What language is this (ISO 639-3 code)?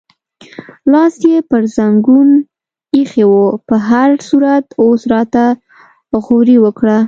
pus